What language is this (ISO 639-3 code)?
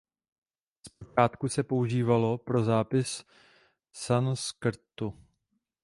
ces